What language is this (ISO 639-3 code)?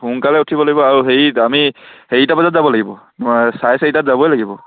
asm